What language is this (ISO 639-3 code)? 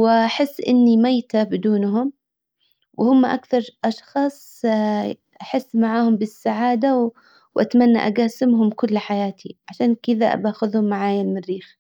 acw